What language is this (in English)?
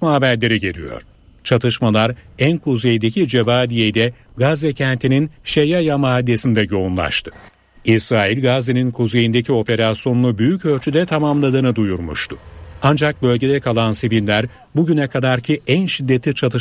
Turkish